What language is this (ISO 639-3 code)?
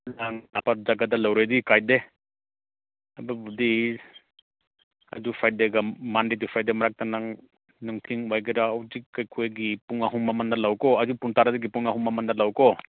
mni